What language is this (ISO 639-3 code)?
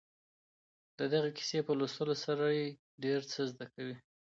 pus